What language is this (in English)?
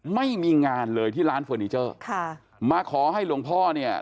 Thai